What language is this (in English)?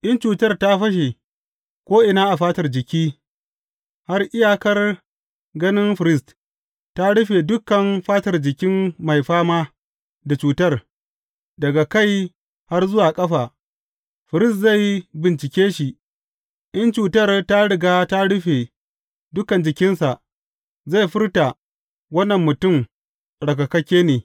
Hausa